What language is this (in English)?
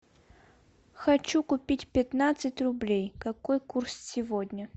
Russian